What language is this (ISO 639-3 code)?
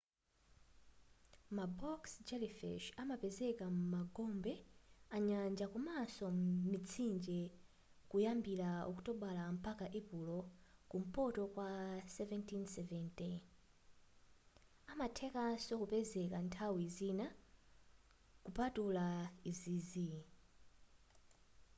nya